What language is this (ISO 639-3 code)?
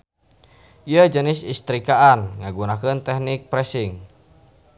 sun